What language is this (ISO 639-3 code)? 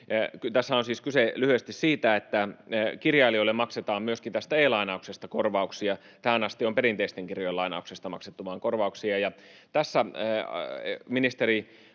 fin